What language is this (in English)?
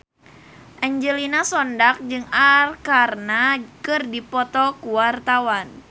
Sundanese